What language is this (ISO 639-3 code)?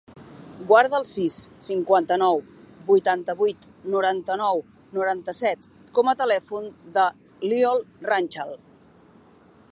cat